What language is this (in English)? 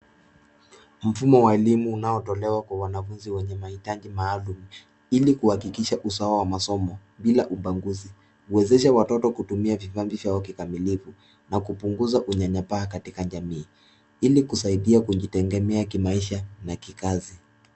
Swahili